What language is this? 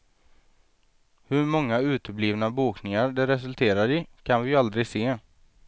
Swedish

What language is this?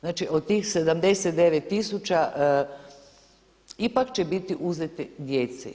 Croatian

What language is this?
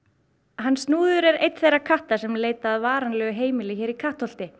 Icelandic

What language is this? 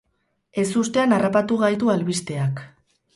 Basque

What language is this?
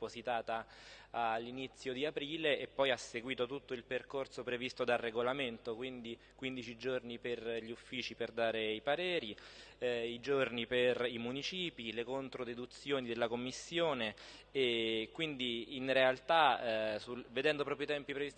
Italian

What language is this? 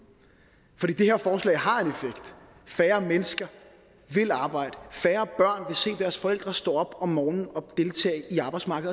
Danish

